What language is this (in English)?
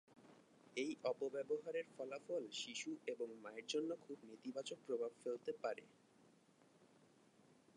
Bangla